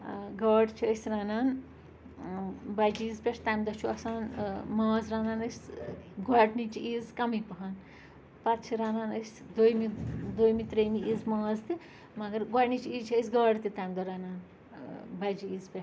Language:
Kashmiri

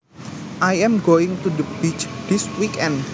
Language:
Javanese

